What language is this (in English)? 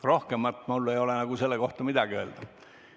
Estonian